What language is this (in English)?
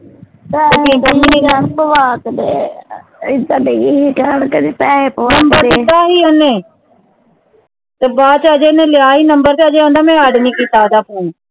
Punjabi